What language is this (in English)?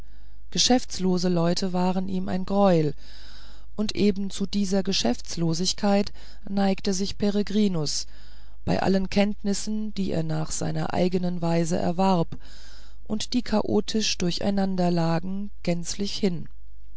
German